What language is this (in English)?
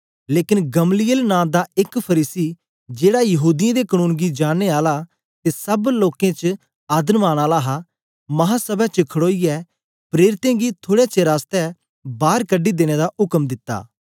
Dogri